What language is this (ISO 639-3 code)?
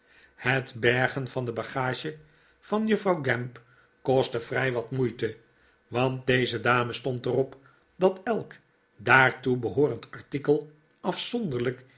nld